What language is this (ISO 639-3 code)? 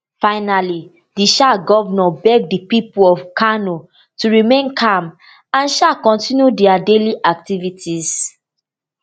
pcm